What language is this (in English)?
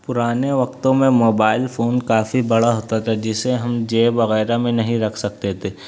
Urdu